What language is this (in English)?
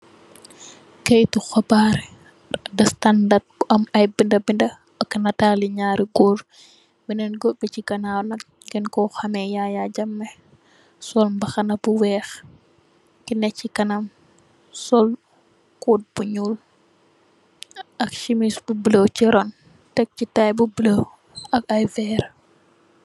Wolof